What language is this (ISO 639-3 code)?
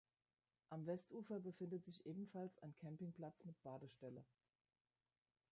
deu